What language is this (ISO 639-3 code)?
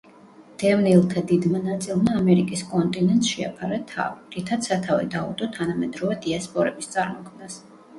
kat